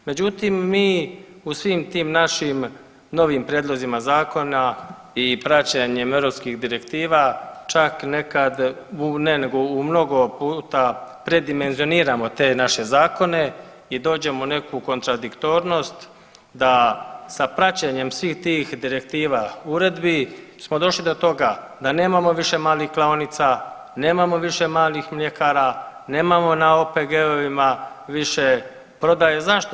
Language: Croatian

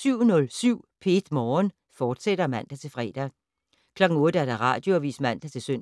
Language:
Danish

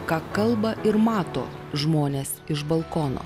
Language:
Lithuanian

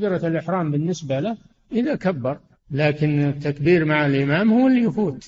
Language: Arabic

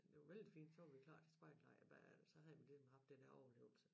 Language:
Danish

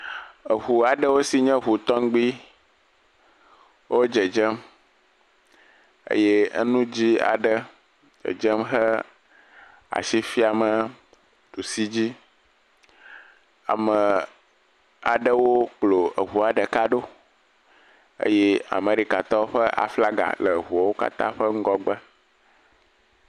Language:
Ewe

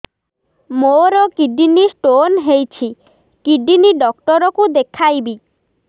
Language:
Odia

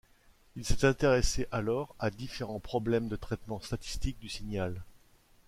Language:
French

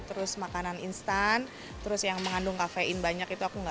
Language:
Indonesian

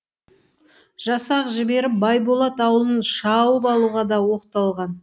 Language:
Kazakh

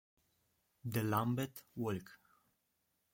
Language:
Italian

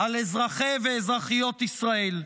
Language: Hebrew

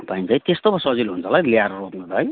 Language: Nepali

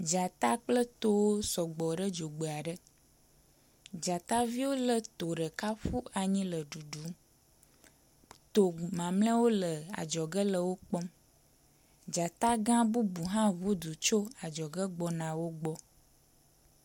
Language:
Ewe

